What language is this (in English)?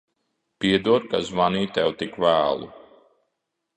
Latvian